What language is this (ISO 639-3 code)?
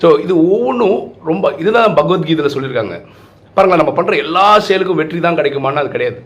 tam